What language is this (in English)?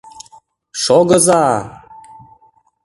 Mari